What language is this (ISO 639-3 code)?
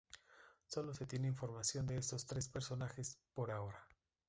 spa